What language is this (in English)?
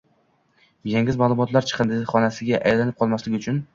Uzbek